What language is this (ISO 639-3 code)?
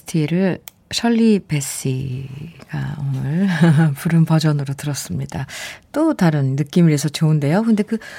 kor